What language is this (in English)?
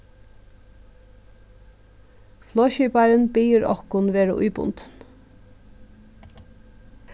Faroese